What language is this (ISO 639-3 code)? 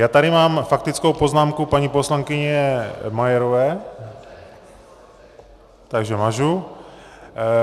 ces